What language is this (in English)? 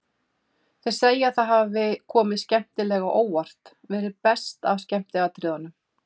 Icelandic